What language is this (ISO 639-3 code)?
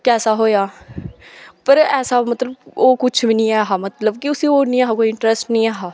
doi